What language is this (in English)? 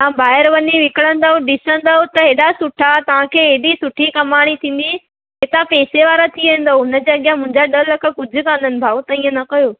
Sindhi